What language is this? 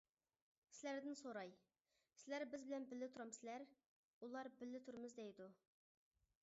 Uyghur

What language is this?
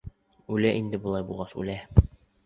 Bashkir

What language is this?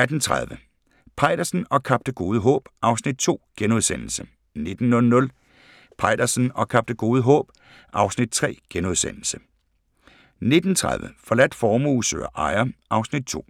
Danish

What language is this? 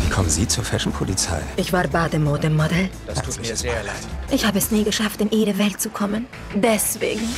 German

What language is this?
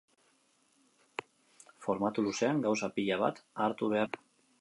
Basque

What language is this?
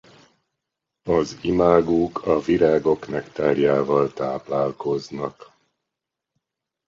Hungarian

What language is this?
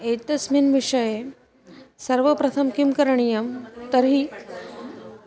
Sanskrit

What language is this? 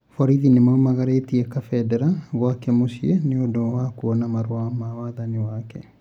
Kikuyu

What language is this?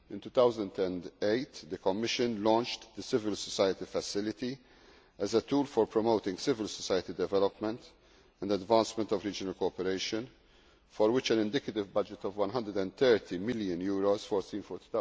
English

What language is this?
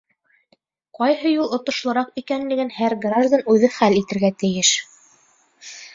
Bashkir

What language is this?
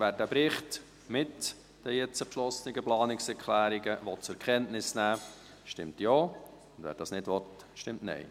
Swiss German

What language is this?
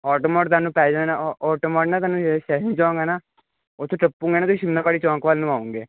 Punjabi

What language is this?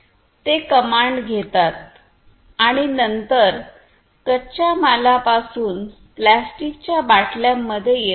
Marathi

